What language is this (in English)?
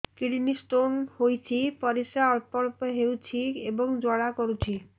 Odia